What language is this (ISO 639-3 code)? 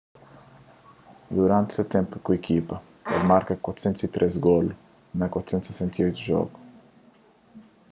kea